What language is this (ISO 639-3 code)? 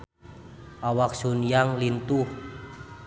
sun